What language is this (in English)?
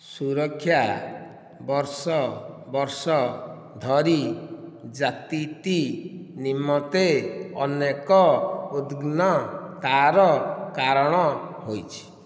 Odia